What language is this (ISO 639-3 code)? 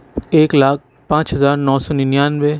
urd